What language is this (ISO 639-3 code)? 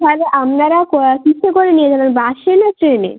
ben